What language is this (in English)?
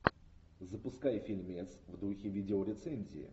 Russian